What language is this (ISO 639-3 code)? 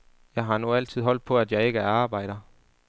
dan